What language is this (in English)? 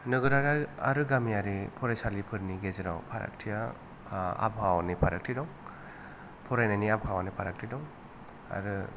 Bodo